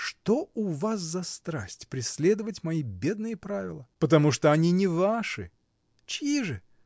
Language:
Russian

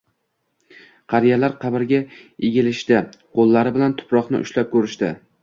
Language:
Uzbek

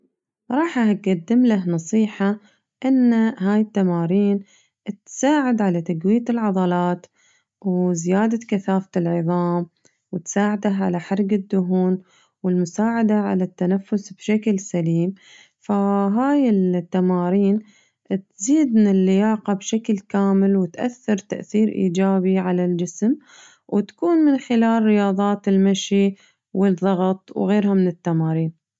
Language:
Najdi Arabic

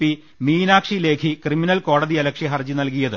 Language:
Malayalam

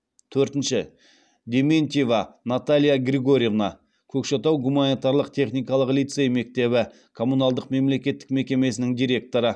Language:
Kazakh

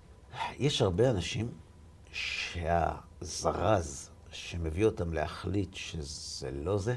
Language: Hebrew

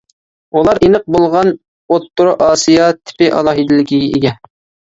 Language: Uyghur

